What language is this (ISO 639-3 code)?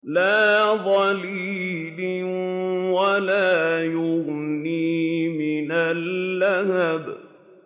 ara